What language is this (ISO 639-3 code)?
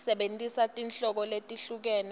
ssw